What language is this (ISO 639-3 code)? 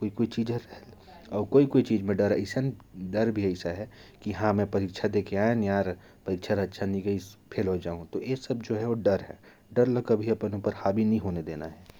kfp